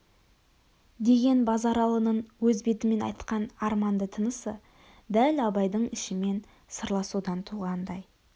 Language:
Kazakh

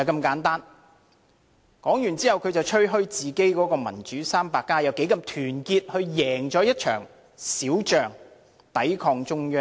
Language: Cantonese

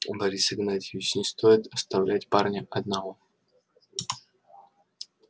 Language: Russian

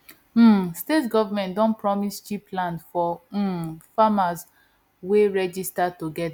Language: Nigerian Pidgin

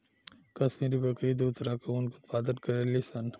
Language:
Bhojpuri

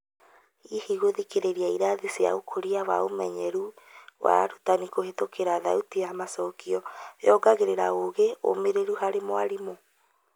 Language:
Kikuyu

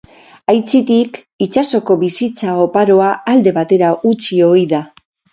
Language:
Basque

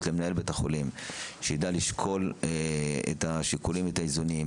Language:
Hebrew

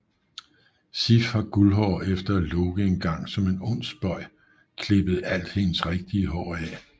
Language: Danish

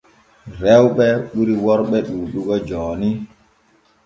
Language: Borgu Fulfulde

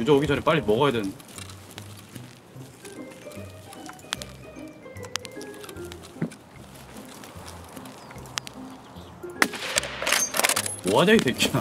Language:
Korean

